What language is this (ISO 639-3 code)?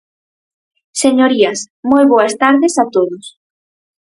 glg